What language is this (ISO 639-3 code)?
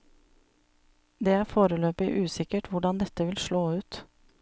nor